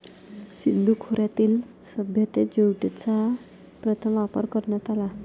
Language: Marathi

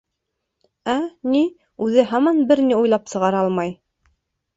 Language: Bashkir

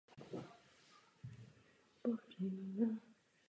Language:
Czech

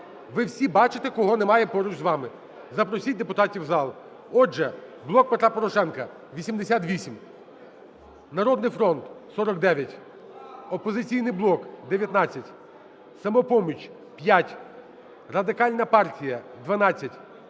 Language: Ukrainian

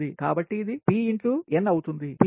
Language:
Telugu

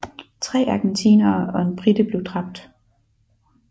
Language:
Danish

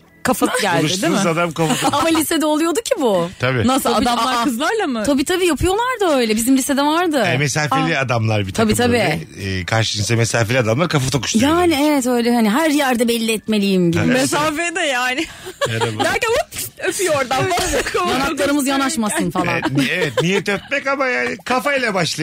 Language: Turkish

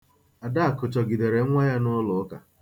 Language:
Igbo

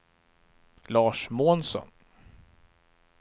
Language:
Swedish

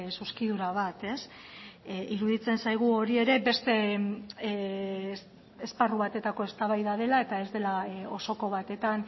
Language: Basque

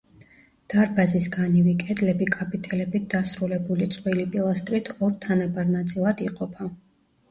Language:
Georgian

